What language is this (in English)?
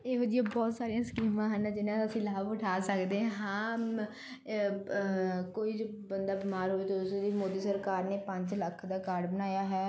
Punjabi